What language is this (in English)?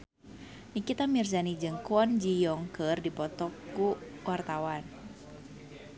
Sundanese